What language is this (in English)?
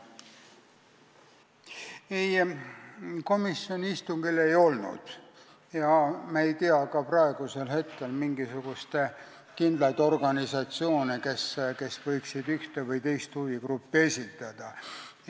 Estonian